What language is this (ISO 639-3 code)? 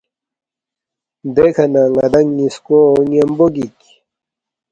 bft